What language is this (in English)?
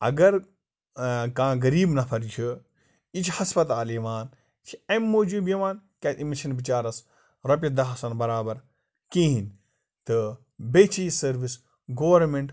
Kashmiri